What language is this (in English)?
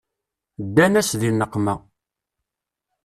Kabyle